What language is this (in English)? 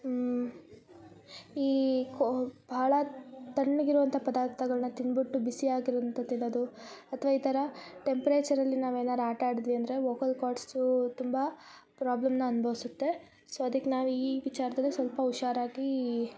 Kannada